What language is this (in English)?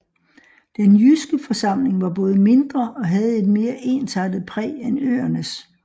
Danish